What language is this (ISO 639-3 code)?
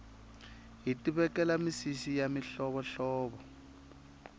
tso